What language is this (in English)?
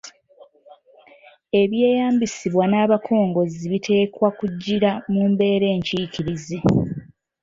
Ganda